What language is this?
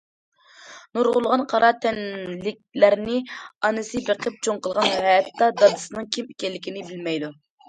Uyghur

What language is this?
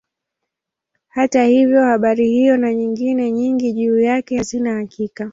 Swahili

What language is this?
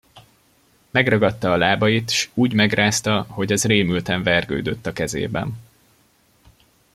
Hungarian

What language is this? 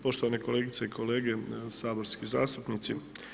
Croatian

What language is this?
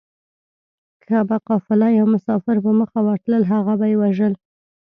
Pashto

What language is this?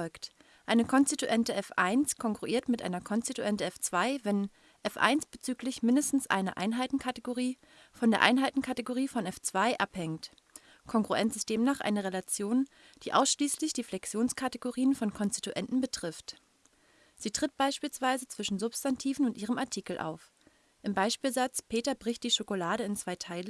German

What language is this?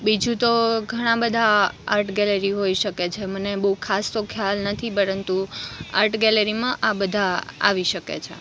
Gujarati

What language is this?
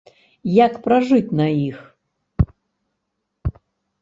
Belarusian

